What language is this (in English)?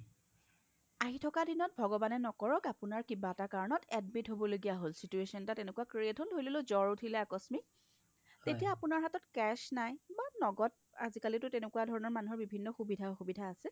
Assamese